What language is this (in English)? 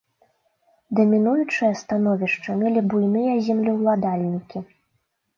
Belarusian